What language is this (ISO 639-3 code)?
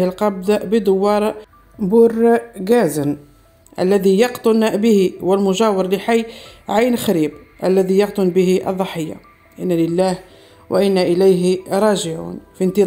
ara